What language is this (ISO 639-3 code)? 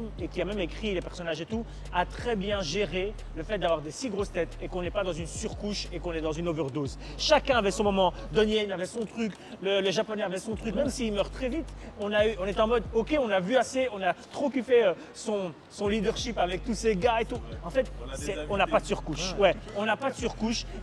fra